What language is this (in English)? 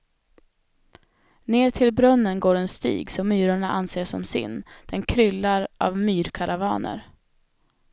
Swedish